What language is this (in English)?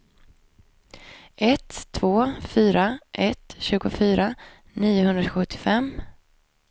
Swedish